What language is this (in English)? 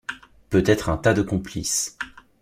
French